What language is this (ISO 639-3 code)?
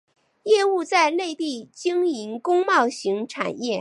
zho